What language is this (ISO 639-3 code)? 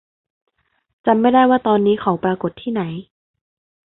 tha